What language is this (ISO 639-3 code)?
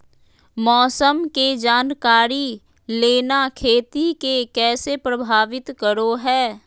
mag